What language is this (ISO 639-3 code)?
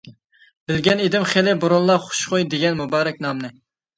uig